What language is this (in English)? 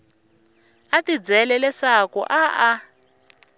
Tsonga